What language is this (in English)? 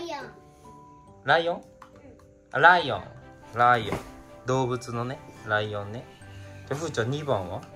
Japanese